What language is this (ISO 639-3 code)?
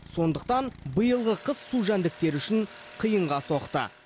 kaz